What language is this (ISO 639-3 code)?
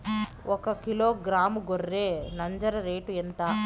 tel